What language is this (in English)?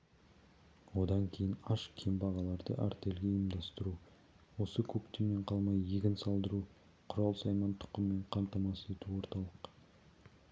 Kazakh